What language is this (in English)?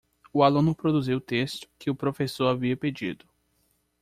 Portuguese